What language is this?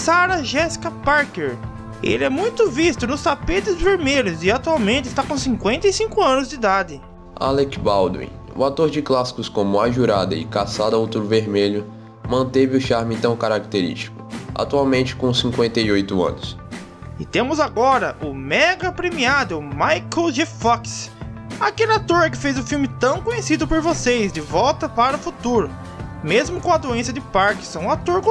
Portuguese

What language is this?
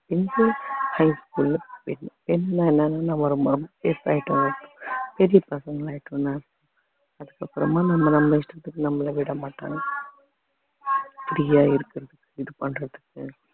Tamil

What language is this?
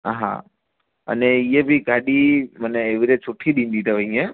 Sindhi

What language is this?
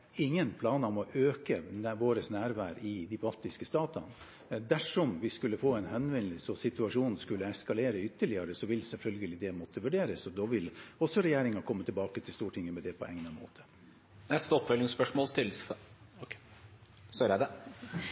Norwegian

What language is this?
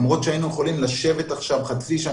Hebrew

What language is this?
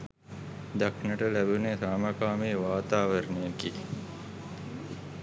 Sinhala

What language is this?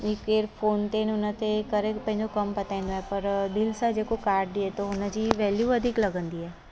Sindhi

